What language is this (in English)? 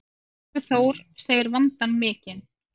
Icelandic